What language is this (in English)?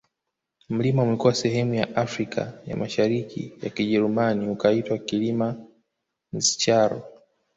Swahili